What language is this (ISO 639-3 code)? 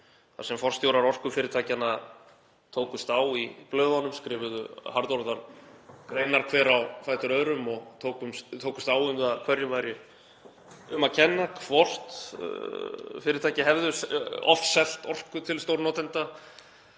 isl